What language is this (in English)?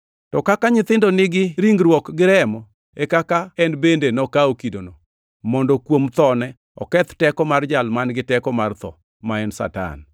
Luo (Kenya and Tanzania)